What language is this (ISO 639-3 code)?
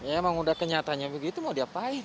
ind